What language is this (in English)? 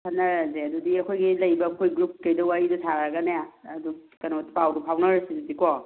Manipuri